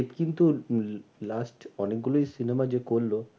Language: Bangla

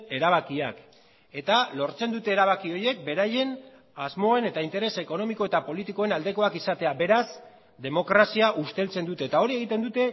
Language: Basque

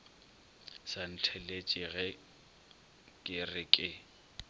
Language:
Northern Sotho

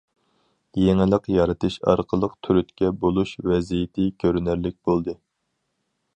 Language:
Uyghur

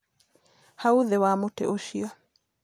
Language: Kikuyu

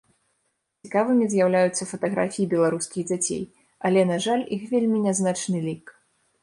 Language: Belarusian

